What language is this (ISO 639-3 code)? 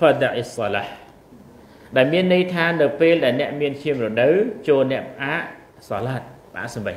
tha